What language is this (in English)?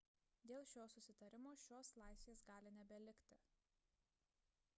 Lithuanian